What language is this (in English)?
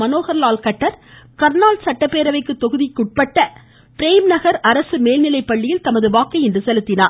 Tamil